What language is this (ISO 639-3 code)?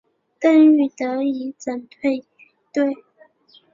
zho